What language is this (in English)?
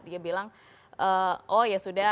Indonesian